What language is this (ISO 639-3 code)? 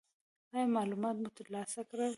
pus